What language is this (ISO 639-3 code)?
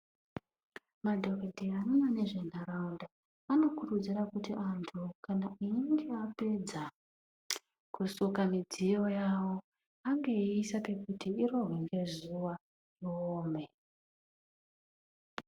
ndc